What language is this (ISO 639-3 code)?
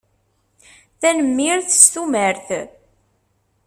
kab